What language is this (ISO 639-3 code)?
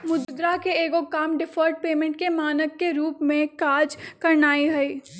mag